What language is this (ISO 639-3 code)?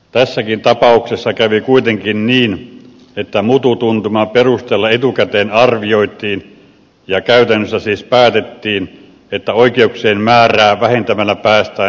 fin